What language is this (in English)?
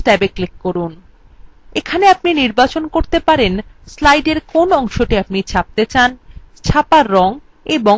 Bangla